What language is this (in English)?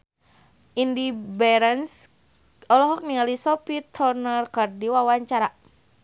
Sundanese